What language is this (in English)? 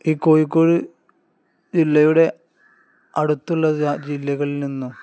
Malayalam